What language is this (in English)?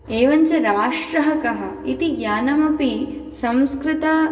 Sanskrit